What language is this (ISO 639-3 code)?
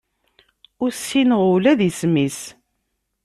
kab